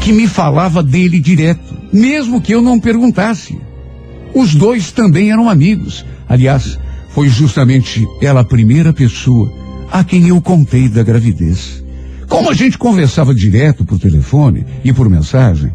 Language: Portuguese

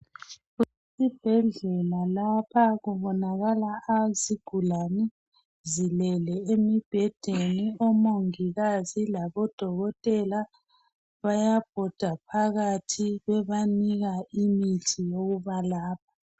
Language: North Ndebele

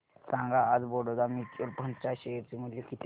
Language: Marathi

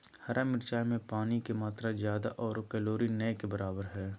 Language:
Magahi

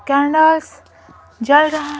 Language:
Hindi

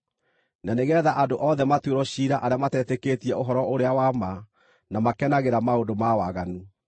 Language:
Kikuyu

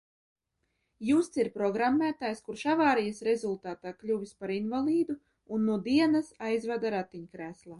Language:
Latvian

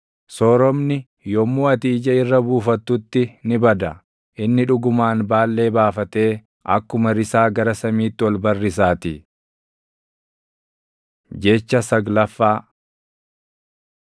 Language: Oromo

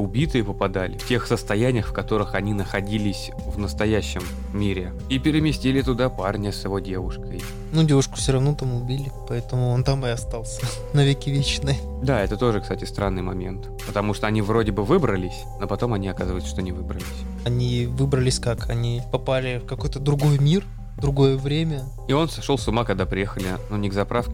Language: Russian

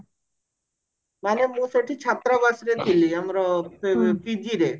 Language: Odia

